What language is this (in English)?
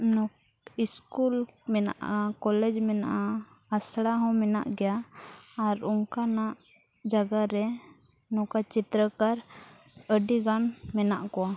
Santali